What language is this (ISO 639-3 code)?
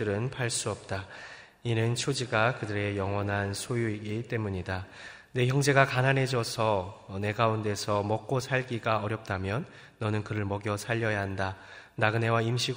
kor